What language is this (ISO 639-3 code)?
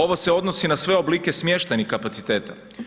hrv